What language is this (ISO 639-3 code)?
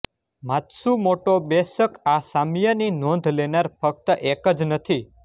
guj